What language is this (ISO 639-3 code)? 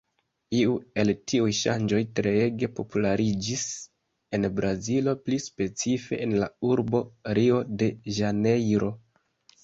epo